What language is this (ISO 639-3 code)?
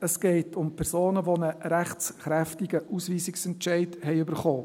gsw